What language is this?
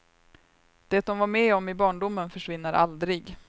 Swedish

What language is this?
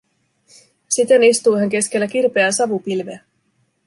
Finnish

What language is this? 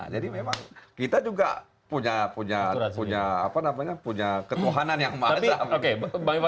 Indonesian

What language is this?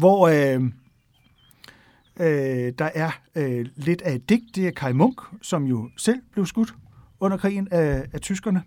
Danish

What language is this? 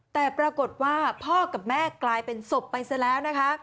Thai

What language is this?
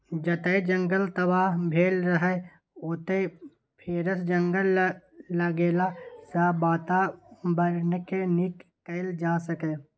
Maithili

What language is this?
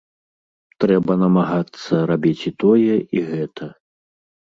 Belarusian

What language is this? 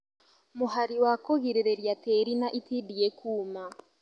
Kikuyu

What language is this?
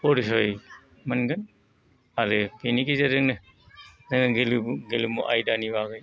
Bodo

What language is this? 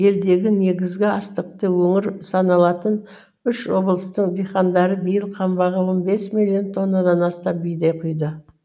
Kazakh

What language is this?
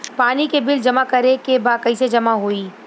Bhojpuri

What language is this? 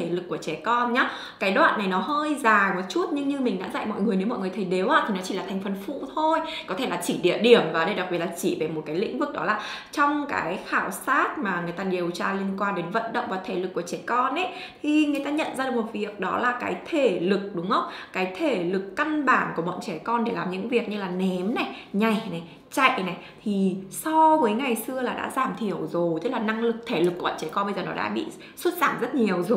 Vietnamese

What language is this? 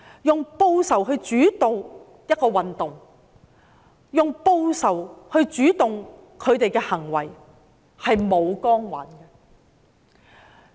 Cantonese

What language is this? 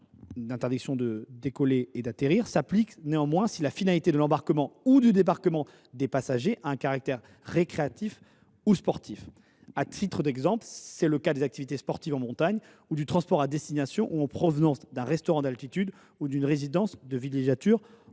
French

